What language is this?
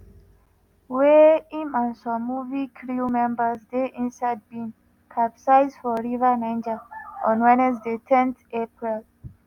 Nigerian Pidgin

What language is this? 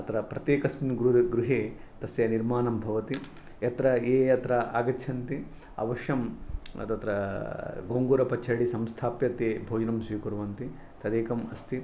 Sanskrit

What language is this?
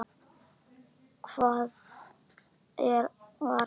Icelandic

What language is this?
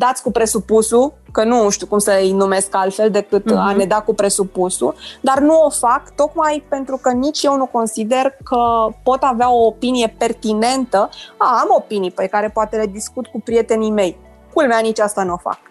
Romanian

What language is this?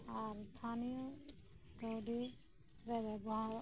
Santali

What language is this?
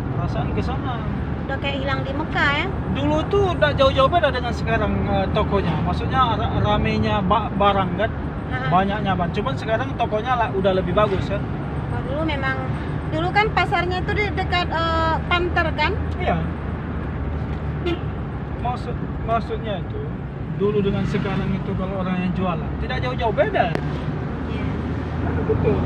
Indonesian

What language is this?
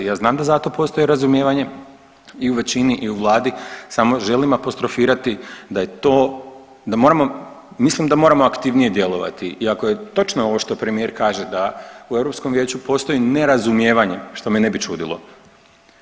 Croatian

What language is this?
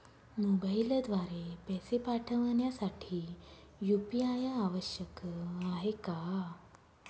Marathi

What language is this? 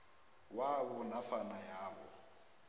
South Ndebele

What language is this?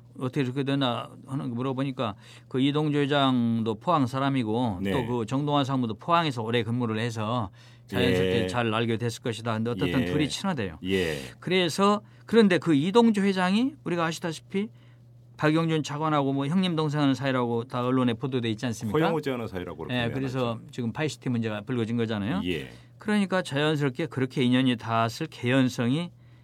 Korean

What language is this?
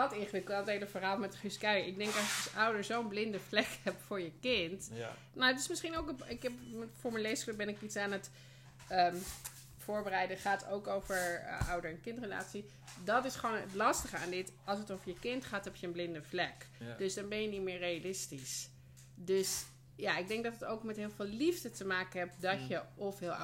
Dutch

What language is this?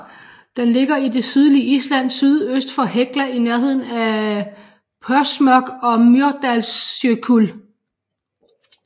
Danish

